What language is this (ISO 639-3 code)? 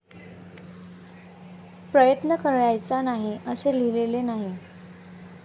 mar